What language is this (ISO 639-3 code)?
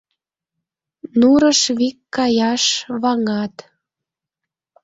chm